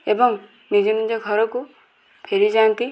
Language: Odia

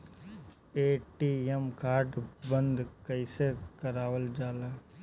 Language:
Bhojpuri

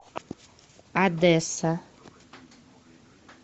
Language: Russian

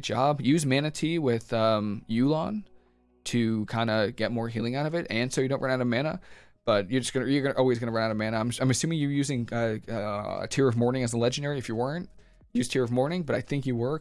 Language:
English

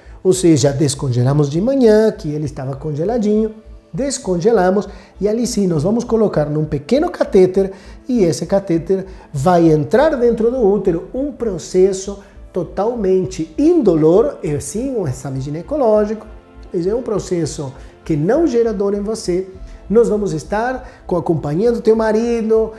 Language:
Portuguese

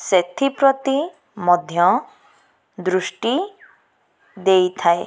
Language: Odia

